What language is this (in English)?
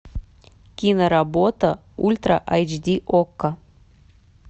Russian